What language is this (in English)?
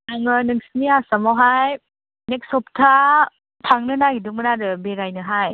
Bodo